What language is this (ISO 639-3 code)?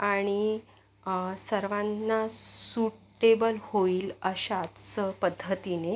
mar